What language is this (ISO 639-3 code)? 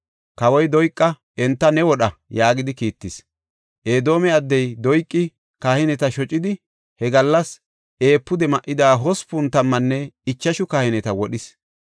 gof